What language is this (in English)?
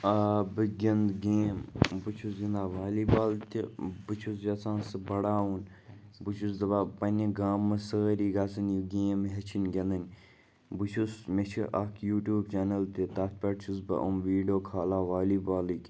Kashmiri